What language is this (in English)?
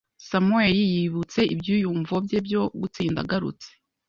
Kinyarwanda